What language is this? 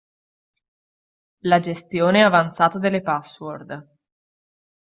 Italian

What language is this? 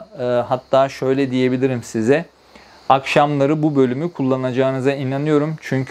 Turkish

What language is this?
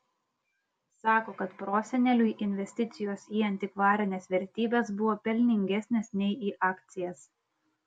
Lithuanian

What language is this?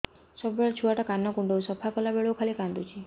Odia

